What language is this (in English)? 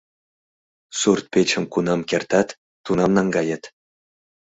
Mari